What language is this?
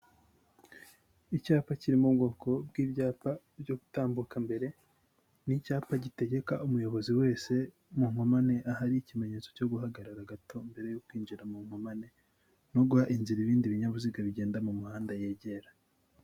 Kinyarwanda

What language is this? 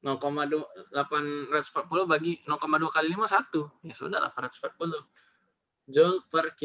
Indonesian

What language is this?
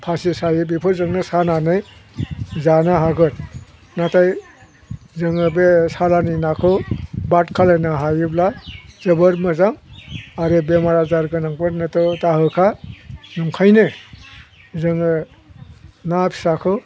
Bodo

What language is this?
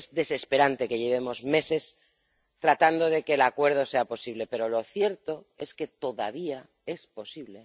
Spanish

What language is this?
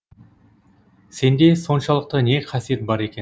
Kazakh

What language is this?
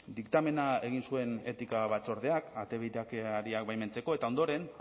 Basque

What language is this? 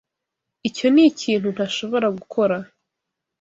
Kinyarwanda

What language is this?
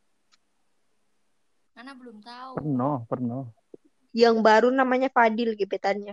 Indonesian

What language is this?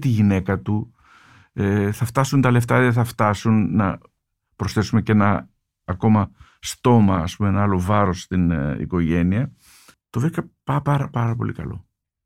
Greek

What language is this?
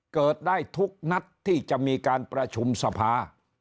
Thai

